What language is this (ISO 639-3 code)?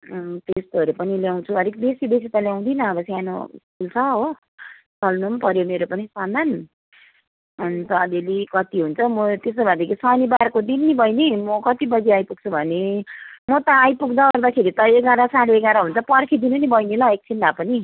nep